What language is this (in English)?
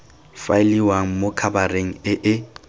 Tswana